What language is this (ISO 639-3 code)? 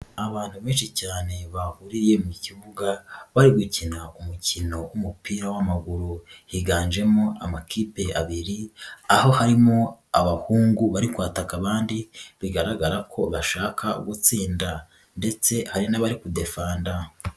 kin